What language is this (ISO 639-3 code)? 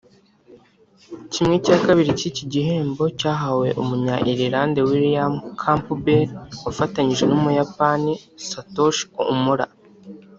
kin